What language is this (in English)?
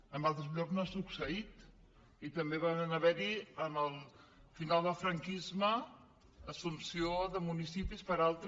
Catalan